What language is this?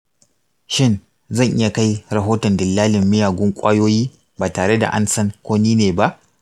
Hausa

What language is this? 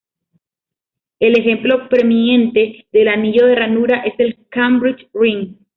Spanish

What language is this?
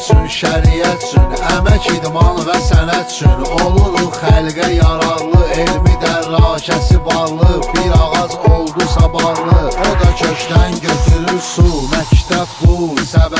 Turkish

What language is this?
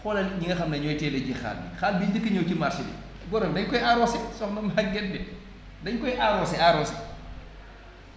Wolof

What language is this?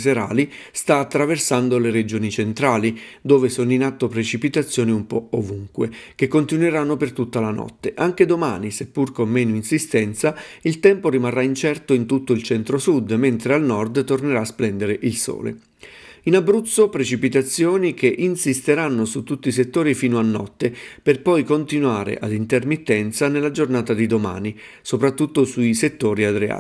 Italian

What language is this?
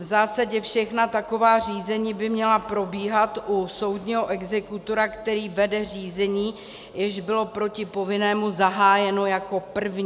Czech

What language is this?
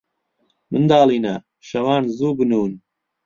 Central Kurdish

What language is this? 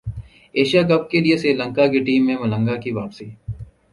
Urdu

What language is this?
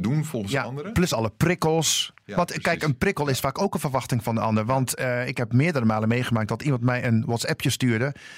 Dutch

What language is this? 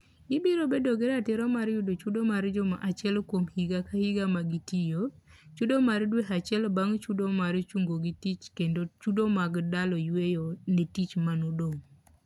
Luo (Kenya and Tanzania)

